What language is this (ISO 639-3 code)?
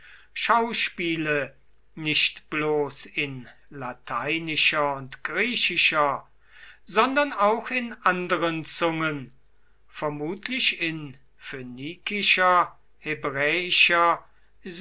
deu